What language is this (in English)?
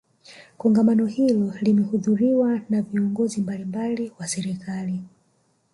Swahili